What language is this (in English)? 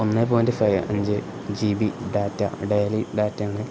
Malayalam